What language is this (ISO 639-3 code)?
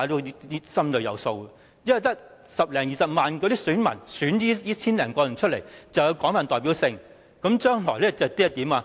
yue